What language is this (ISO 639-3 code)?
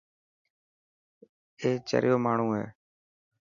mki